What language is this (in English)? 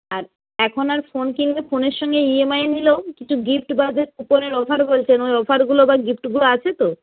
Bangla